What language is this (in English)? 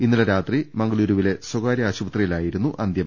Malayalam